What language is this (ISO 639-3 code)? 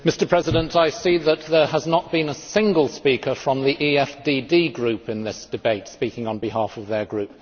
eng